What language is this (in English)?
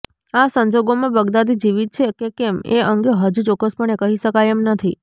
Gujarati